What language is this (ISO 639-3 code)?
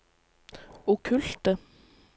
nor